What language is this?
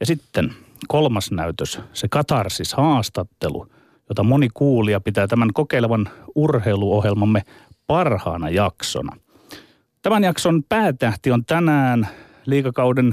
Finnish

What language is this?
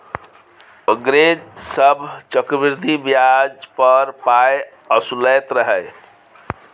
Maithili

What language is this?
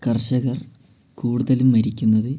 Malayalam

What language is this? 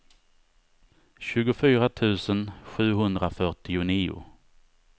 Swedish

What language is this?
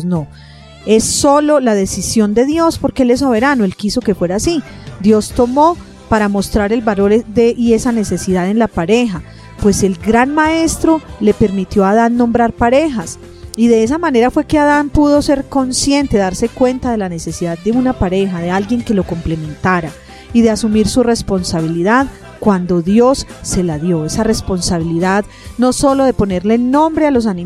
Spanish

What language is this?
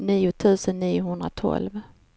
Swedish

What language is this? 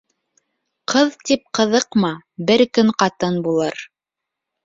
Bashkir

